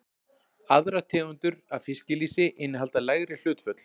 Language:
Icelandic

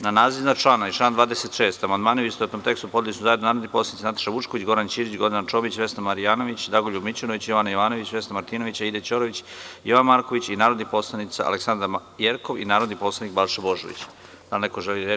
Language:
Serbian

